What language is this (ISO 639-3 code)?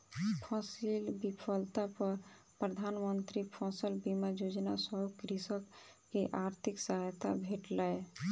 mai